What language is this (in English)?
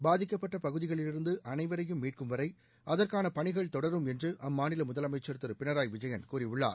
Tamil